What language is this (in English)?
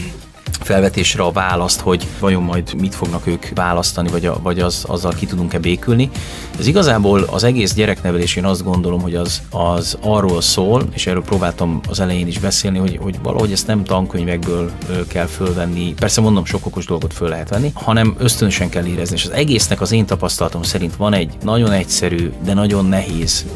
Hungarian